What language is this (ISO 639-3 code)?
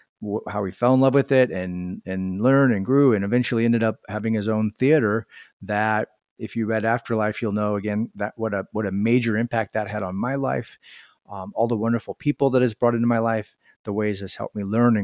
eng